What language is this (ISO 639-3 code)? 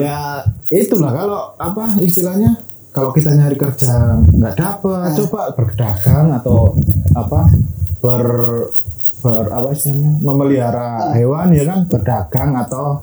ind